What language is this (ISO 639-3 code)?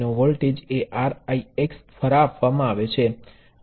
guj